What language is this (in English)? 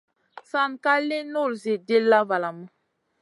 Masana